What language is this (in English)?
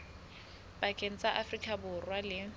Southern Sotho